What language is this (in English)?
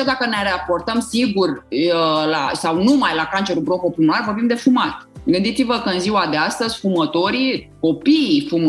Romanian